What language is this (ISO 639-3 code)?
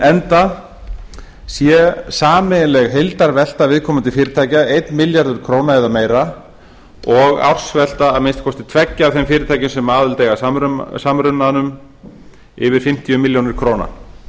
isl